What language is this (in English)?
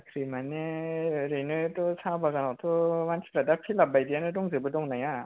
Bodo